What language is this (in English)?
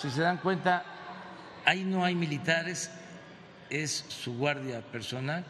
Spanish